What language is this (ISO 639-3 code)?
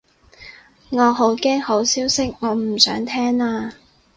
yue